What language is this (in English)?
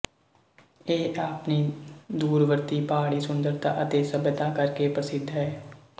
Punjabi